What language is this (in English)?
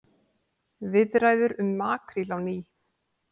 Icelandic